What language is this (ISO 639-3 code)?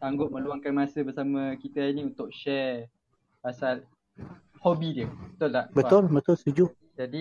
msa